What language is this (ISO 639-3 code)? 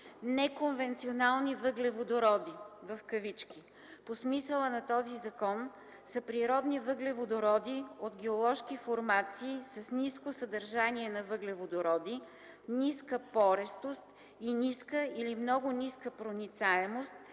bul